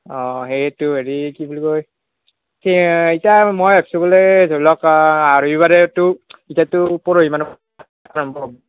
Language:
Assamese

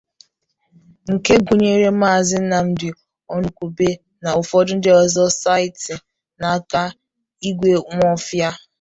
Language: Igbo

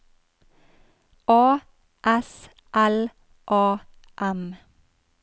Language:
Norwegian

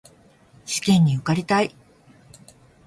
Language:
Japanese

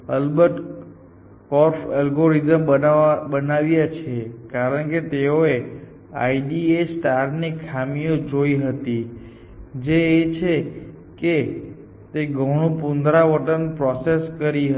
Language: Gujarati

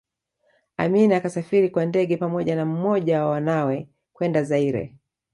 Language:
Swahili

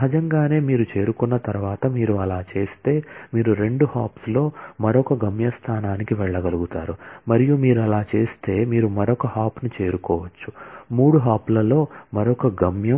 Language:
Telugu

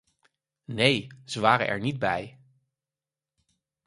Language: Dutch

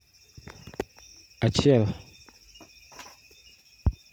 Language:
Luo (Kenya and Tanzania)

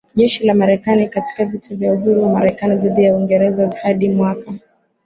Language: Swahili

